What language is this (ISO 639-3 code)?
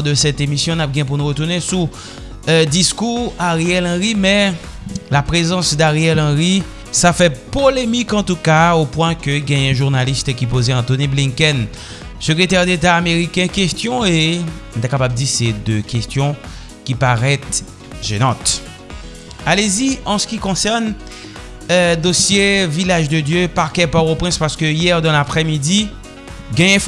fra